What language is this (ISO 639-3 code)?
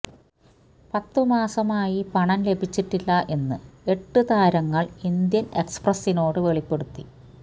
mal